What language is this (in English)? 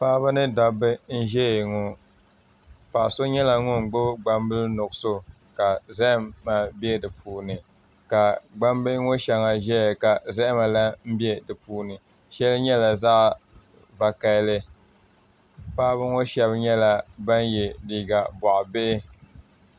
Dagbani